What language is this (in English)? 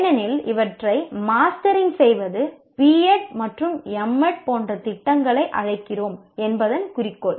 Tamil